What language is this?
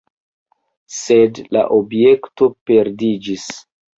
Esperanto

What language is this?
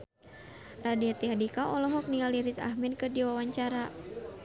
Sundanese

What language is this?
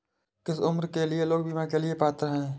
Hindi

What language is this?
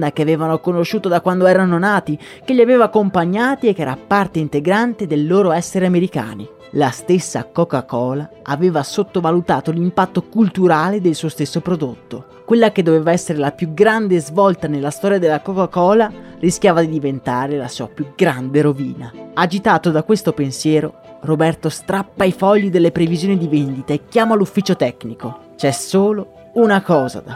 Italian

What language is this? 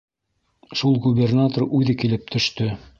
Bashkir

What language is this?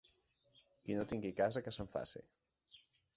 Catalan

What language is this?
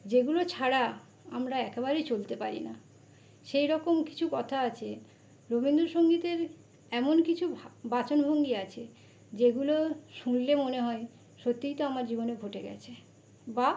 Bangla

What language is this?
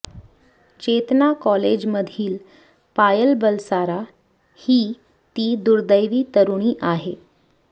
Marathi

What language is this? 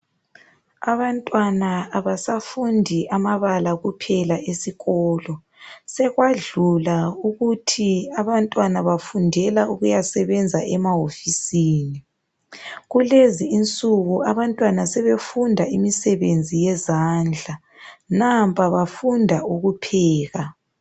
North Ndebele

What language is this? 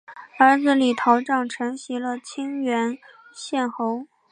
Chinese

